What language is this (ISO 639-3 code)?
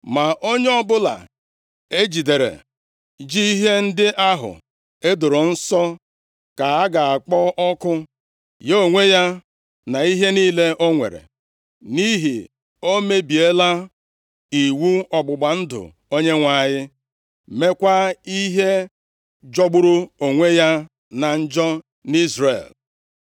ibo